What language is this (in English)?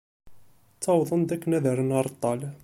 Kabyle